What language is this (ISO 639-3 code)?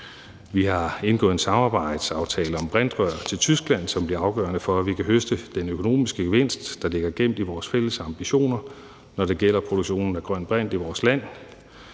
dan